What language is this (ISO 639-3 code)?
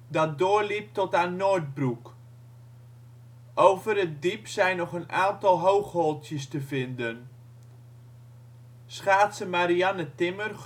nld